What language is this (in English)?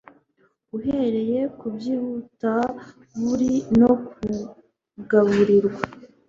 Kinyarwanda